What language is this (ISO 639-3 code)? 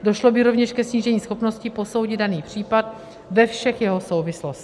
ces